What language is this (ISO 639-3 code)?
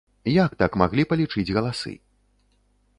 bel